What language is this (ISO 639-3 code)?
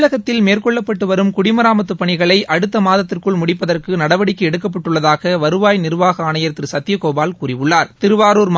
tam